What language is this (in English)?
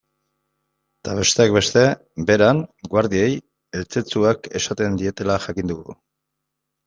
Basque